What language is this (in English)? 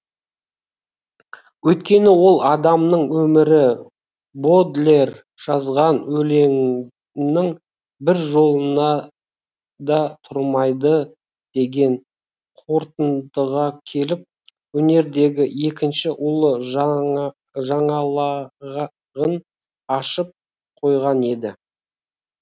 Kazakh